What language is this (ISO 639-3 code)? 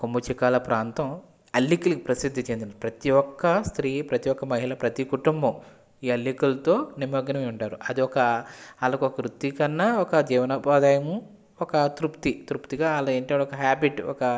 tel